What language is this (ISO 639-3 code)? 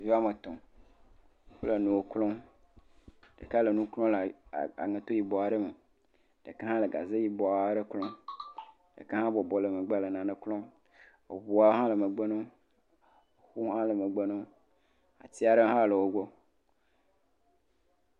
ewe